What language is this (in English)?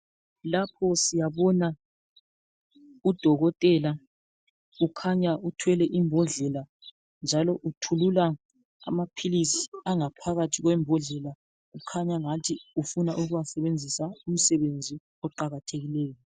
North Ndebele